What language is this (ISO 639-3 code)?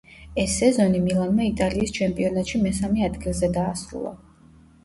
kat